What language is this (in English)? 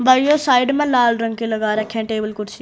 Hindi